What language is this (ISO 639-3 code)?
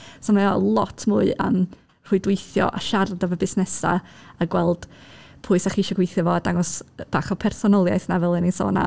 cym